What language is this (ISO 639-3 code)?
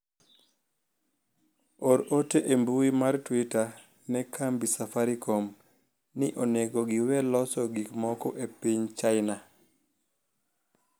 luo